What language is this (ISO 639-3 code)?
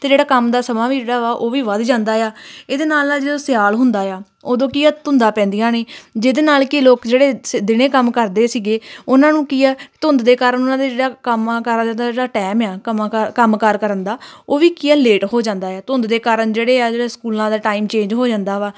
pan